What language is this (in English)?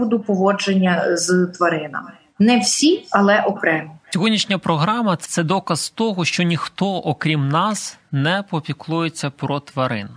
Ukrainian